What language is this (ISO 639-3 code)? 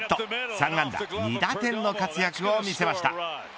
jpn